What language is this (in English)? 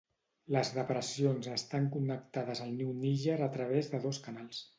Catalan